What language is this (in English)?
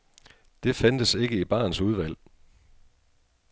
Danish